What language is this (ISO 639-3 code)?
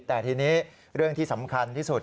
tha